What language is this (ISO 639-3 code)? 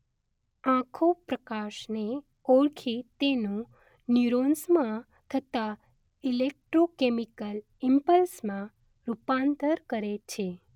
guj